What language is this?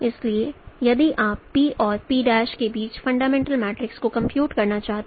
Hindi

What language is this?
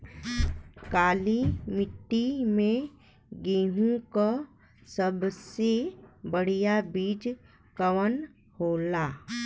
Bhojpuri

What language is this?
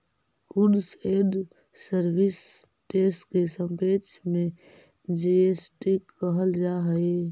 Magahi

